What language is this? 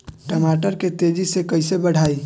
Bhojpuri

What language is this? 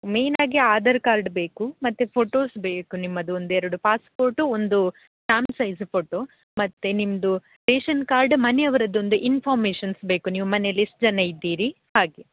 Kannada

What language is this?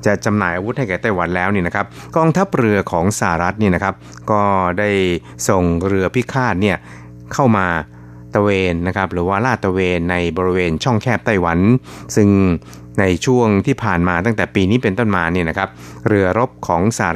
Thai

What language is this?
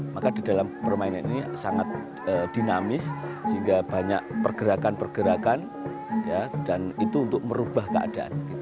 Indonesian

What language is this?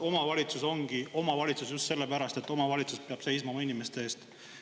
Estonian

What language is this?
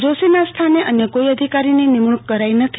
Gujarati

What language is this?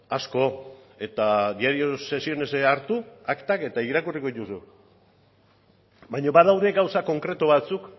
Basque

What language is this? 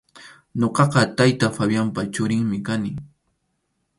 Arequipa-La Unión Quechua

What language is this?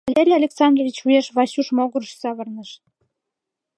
Mari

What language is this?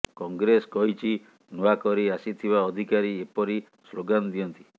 Odia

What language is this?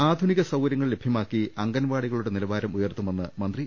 Malayalam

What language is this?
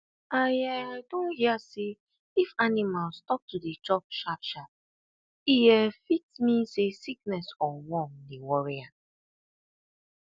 Nigerian Pidgin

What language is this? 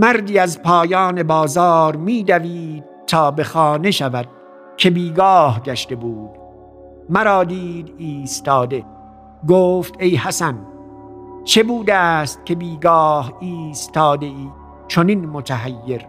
Persian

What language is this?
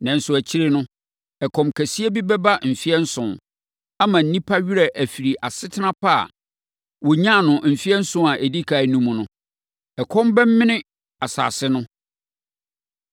Akan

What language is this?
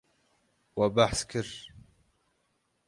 Kurdish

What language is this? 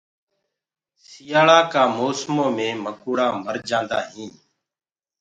Gurgula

